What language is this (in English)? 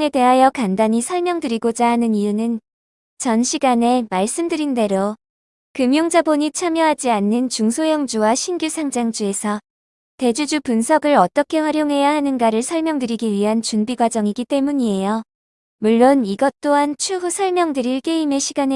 Korean